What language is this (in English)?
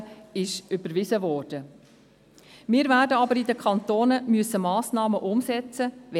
Swiss German